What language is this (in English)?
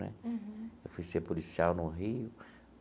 Portuguese